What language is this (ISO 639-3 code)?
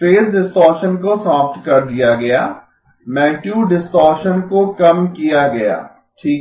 hin